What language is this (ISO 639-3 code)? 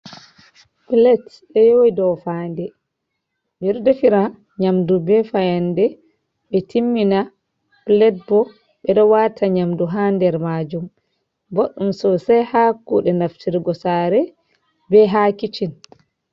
ful